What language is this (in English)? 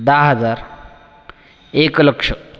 Marathi